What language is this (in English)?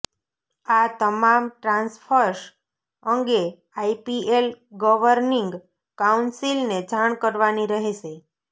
Gujarati